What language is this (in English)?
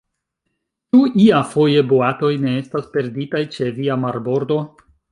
Esperanto